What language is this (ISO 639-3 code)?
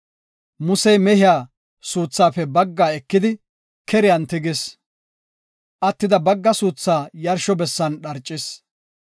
gof